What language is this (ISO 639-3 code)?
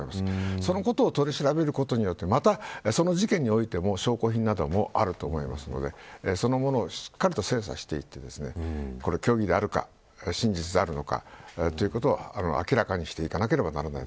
jpn